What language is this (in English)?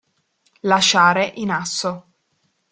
Italian